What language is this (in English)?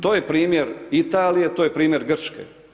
Croatian